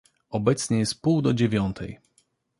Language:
Polish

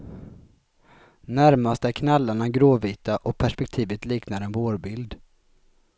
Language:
Swedish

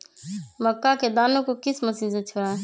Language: Magahi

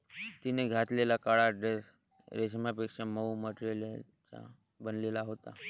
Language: Marathi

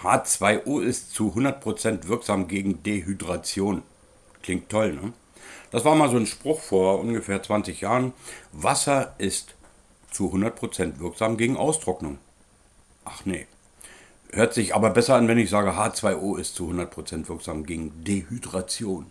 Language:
German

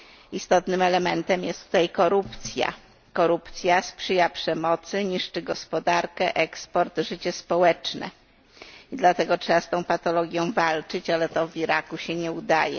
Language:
Polish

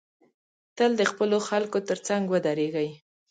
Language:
Pashto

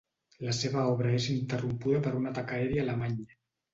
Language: Catalan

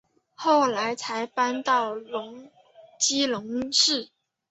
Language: Chinese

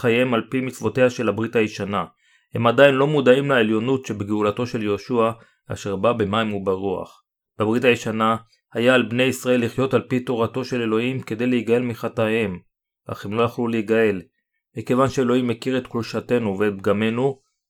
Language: Hebrew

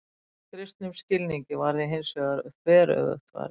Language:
Icelandic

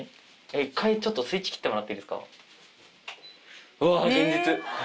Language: Japanese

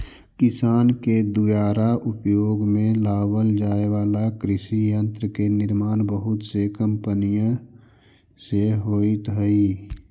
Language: Magahi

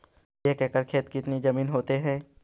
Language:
Magahi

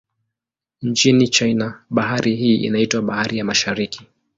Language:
Swahili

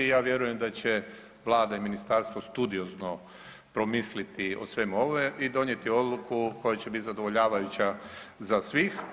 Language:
Croatian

